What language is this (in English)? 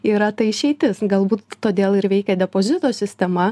Lithuanian